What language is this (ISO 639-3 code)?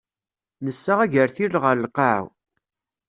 kab